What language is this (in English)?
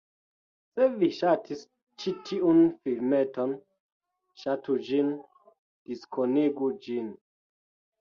Esperanto